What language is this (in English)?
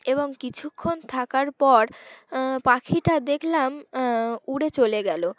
Bangla